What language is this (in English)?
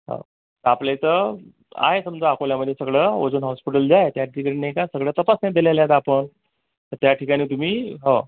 Marathi